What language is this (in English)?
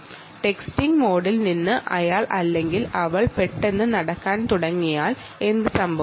Malayalam